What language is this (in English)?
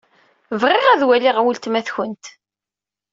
Kabyle